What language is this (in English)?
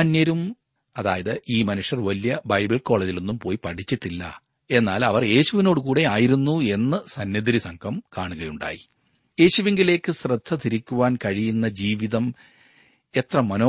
Malayalam